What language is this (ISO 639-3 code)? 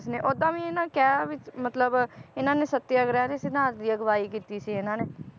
pan